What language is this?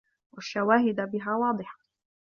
Arabic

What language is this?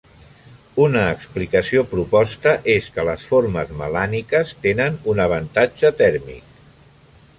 Catalan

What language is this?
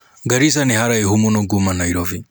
Kikuyu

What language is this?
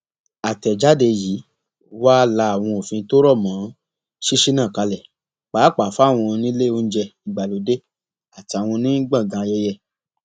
Yoruba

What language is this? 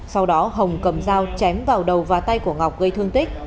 Vietnamese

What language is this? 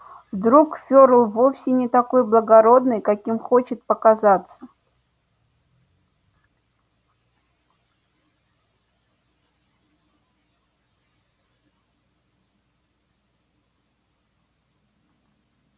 Russian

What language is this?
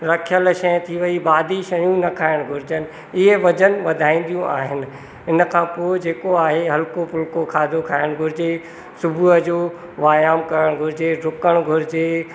Sindhi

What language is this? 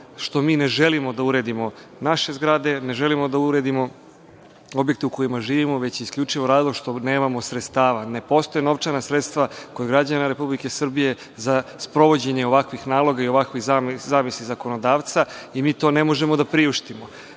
Serbian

